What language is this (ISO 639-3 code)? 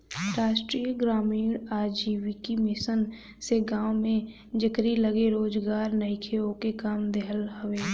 bho